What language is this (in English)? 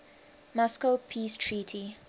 English